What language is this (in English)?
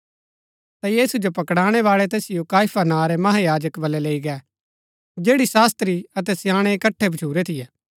Gaddi